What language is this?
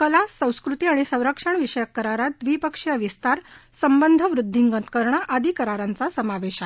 Marathi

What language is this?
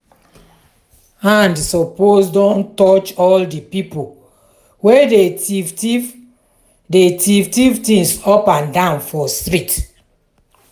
Nigerian Pidgin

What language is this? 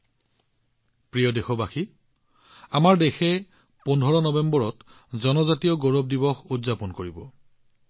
Assamese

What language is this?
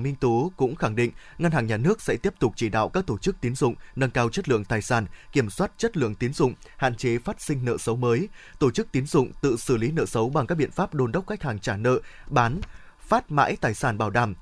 Vietnamese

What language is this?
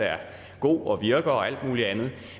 Danish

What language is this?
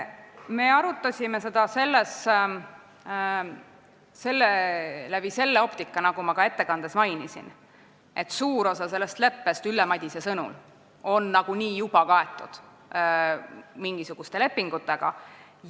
Estonian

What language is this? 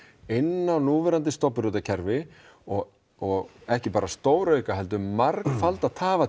Icelandic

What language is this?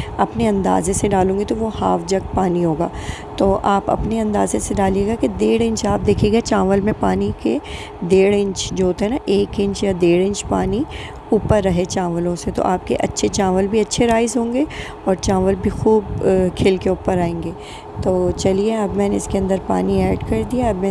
Urdu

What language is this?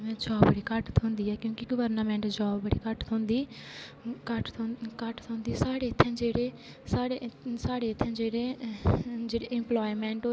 Dogri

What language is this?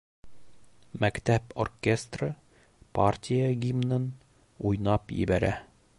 Bashkir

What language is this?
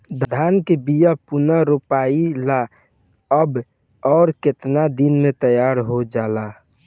Bhojpuri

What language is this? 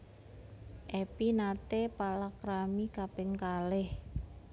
Javanese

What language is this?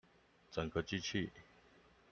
Chinese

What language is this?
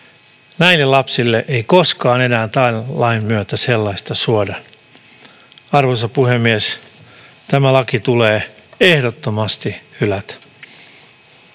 Finnish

